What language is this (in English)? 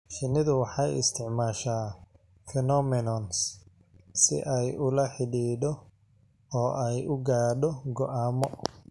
Somali